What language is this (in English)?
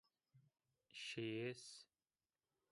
Zaza